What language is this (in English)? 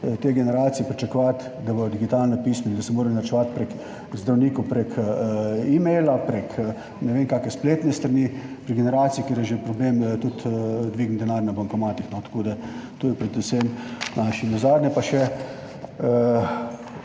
Slovenian